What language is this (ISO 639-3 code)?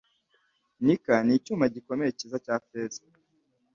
kin